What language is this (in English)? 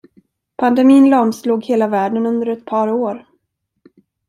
Swedish